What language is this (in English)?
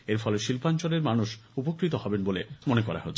Bangla